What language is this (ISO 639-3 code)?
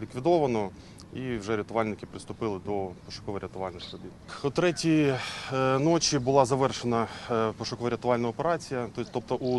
ukr